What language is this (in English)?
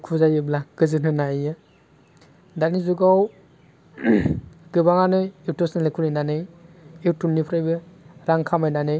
Bodo